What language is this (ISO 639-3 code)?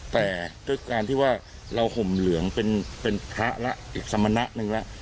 tha